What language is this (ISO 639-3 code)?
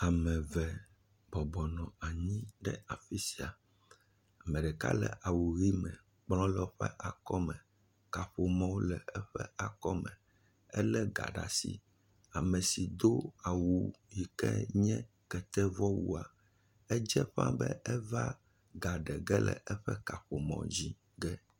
ewe